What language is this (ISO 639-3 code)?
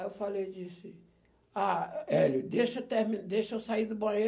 por